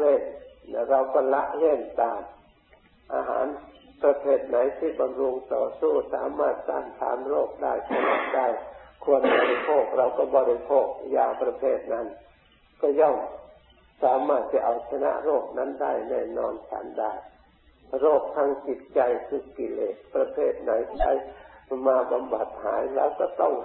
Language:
Thai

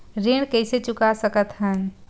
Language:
Chhattisgarhi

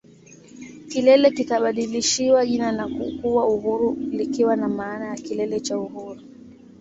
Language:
Swahili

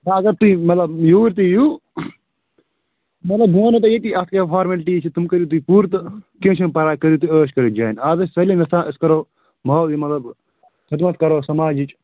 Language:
Kashmiri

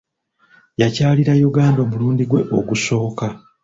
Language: Ganda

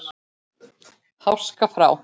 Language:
Icelandic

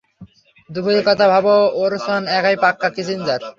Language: Bangla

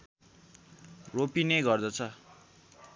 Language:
Nepali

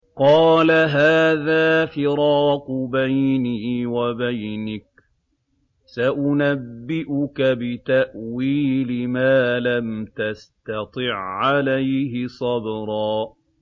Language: Arabic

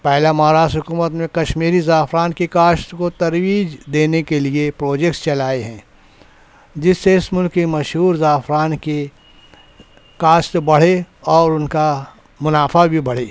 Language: Urdu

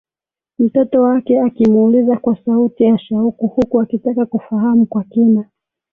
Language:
Swahili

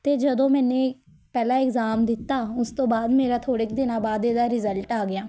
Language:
Punjabi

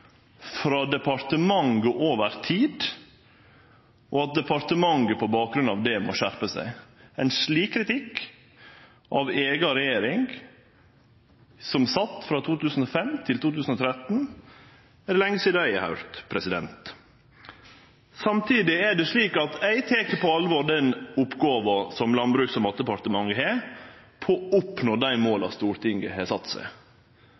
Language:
Norwegian Nynorsk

